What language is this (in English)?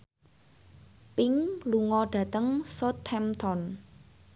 Javanese